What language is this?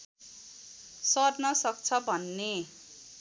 Nepali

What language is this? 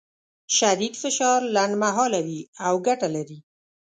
Pashto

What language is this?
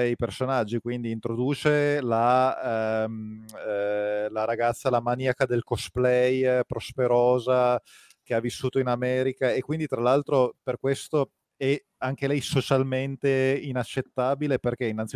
Italian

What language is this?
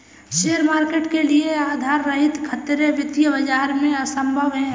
Hindi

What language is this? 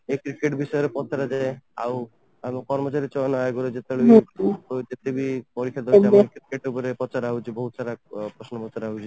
Odia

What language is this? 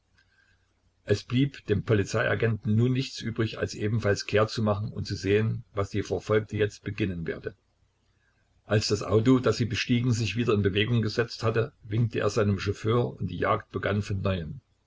German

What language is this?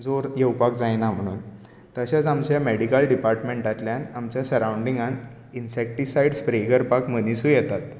Konkani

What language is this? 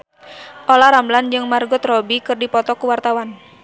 Sundanese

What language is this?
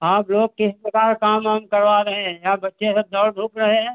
Hindi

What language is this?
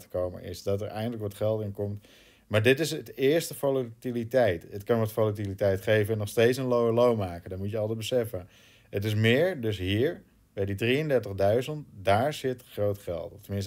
Dutch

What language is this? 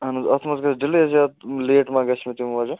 Kashmiri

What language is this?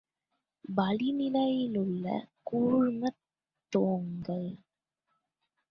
Tamil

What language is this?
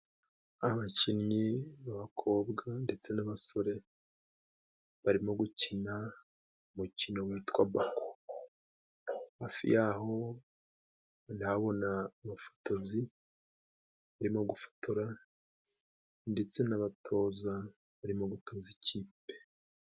Kinyarwanda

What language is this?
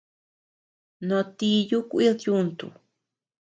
Tepeuxila Cuicatec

